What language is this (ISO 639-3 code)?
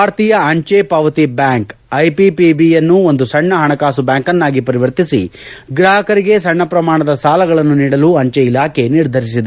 kan